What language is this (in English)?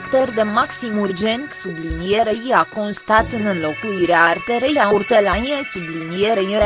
Romanian